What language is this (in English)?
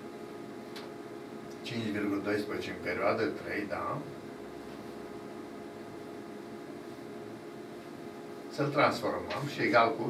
Romanian